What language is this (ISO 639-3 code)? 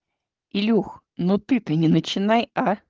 rus